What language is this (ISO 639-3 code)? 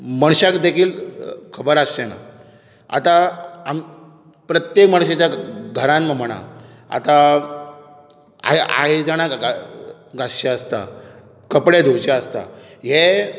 kok